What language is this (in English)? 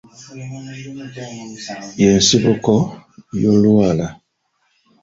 Ganda